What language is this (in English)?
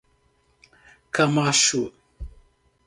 Portuguese